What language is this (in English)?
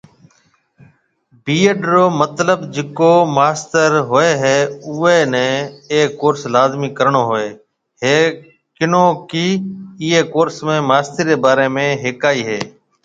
Marwari (Pakistan)